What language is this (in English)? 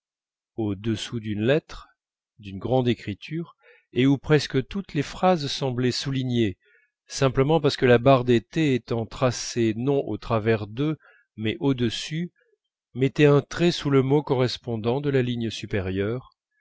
French